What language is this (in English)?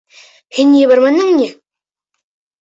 Bashkir